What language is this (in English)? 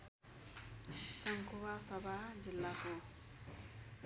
Nepali